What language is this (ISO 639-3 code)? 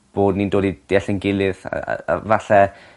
cym